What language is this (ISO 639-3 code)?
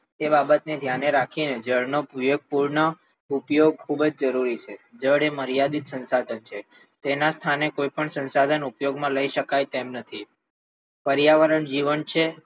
guj